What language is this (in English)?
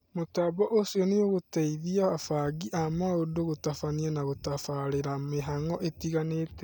Kikuyu